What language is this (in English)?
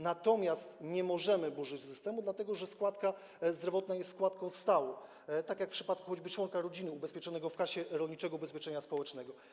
Polish